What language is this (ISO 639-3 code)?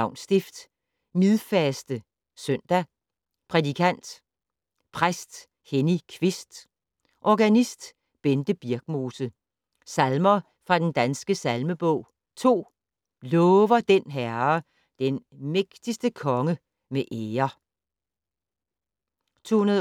dan